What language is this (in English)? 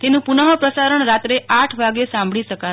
Gujarati